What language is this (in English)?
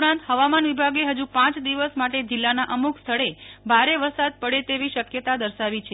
Gujarati